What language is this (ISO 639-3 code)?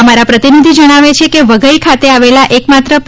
guj